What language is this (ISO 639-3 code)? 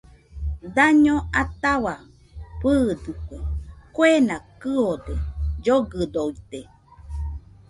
hux